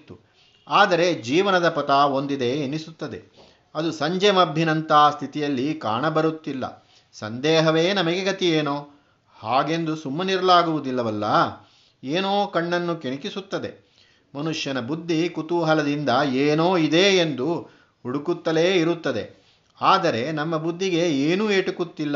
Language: Kannada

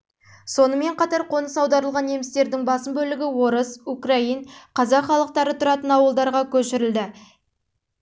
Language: Kazakh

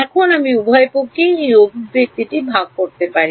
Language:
Bangla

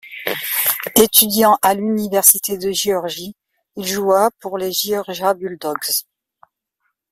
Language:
French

